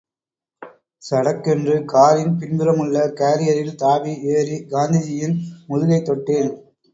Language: Tamil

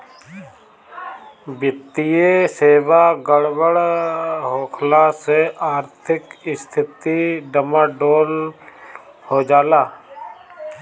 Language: Bhojpuri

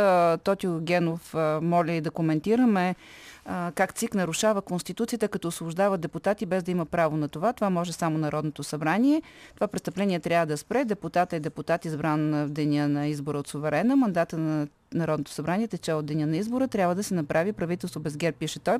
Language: Bulgarian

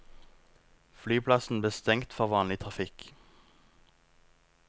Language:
Norwegian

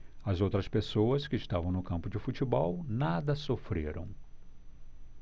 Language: Portuguese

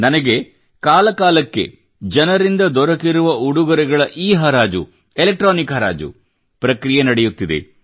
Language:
Kannada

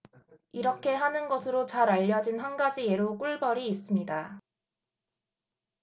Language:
Korean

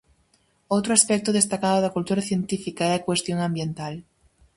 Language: Galician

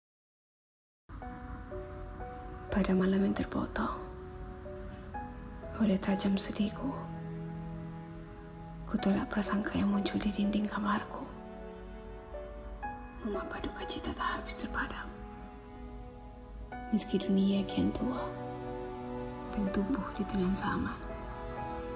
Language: Malay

